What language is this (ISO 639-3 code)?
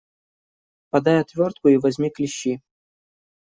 rus